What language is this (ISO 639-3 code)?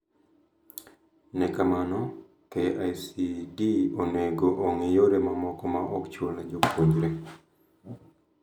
luo